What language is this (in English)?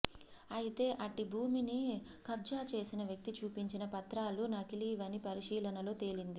Telugu